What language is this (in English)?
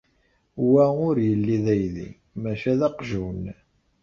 Kabyle